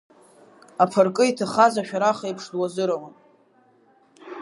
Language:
Abkhazian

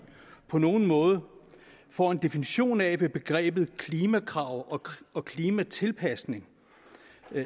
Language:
Danish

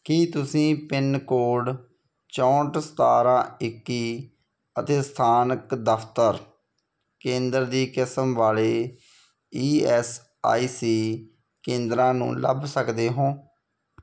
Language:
Punjabi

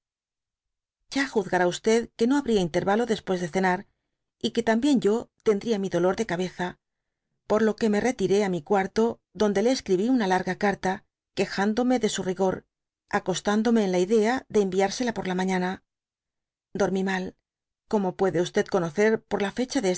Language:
Spanish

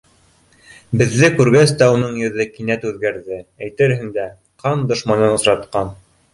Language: Bashkir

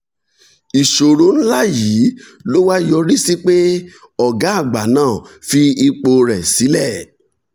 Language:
Yoruba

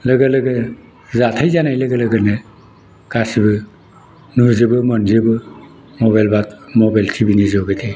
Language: Bodo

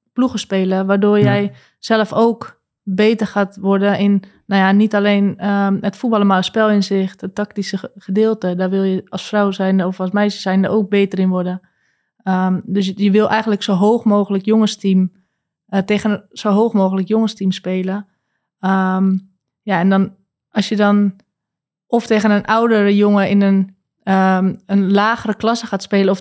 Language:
Dutch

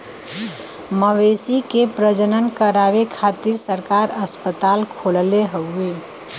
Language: Bhojpuri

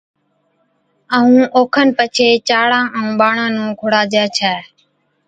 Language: Od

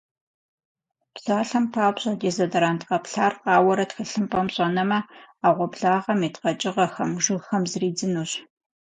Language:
Kabardian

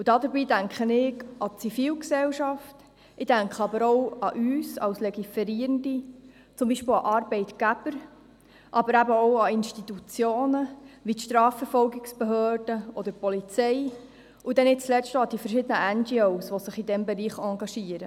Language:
Swiss German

